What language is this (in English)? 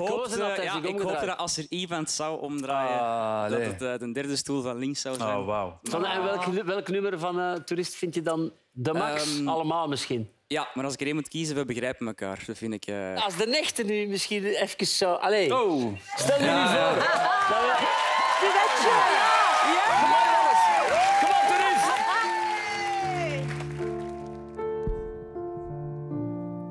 Dutch